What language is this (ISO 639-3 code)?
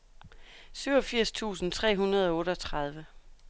dan